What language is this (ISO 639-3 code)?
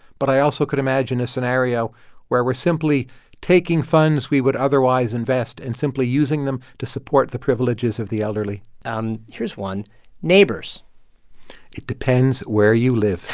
eng